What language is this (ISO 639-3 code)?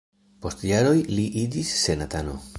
epo